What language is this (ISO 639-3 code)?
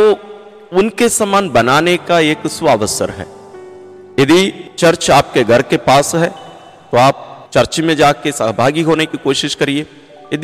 hin